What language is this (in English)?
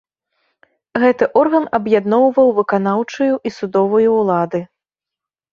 Belarusian